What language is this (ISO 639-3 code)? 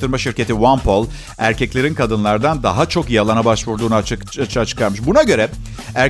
tur